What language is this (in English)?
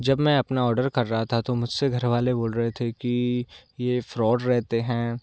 Hindi